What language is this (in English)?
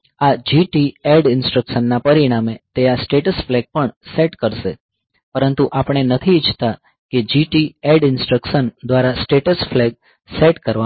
Gujarati